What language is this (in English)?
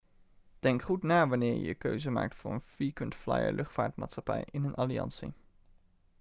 Dutch